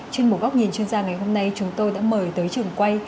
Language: Vietnamese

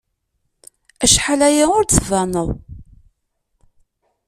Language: Kabyle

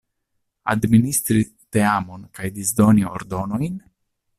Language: Esperanto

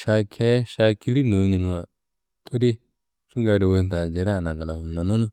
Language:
Kanembu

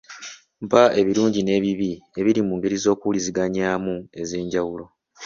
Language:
Ganda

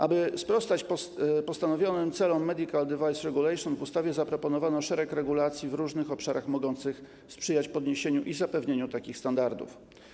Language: Polish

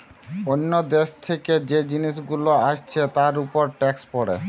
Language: Bangla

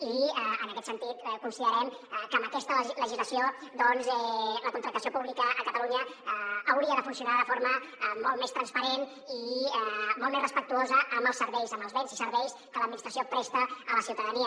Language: Catalan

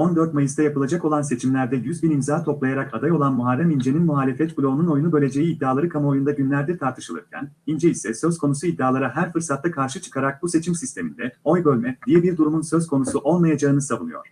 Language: Turkish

